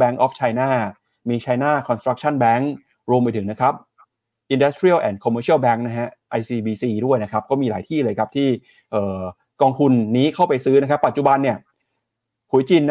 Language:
Thai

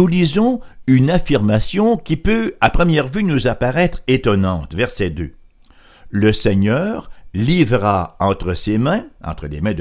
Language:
French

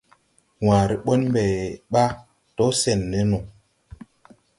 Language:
Tupuri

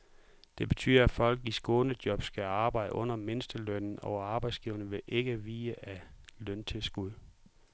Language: Danish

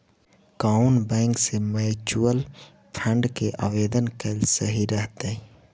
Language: Magahi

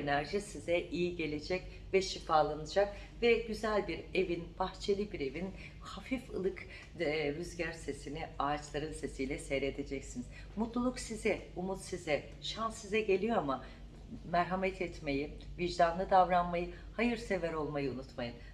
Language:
Turkish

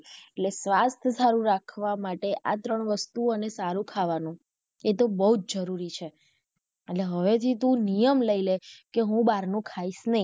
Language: Gujarati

